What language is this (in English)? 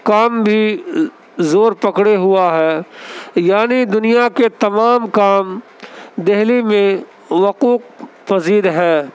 Urdu